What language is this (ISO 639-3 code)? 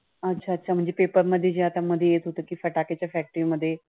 mar